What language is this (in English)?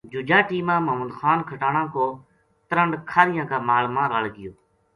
Gujari